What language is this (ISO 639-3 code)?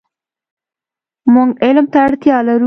pus